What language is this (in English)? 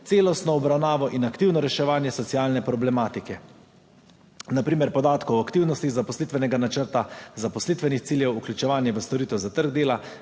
Slovenian